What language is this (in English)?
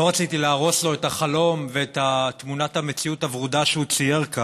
Hebrew